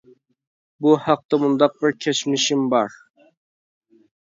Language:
Uyghur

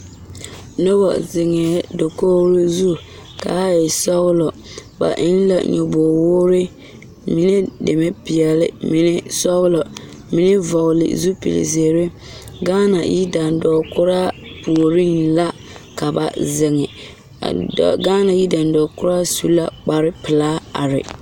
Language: Southern Dagaare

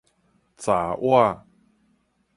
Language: Min Nan Chinese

